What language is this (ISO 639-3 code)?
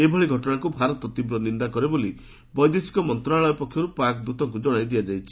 ori